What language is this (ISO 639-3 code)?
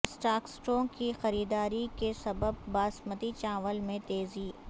urd